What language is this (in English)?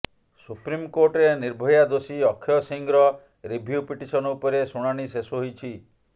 Odia